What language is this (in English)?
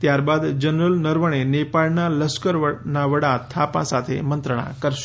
Gujarati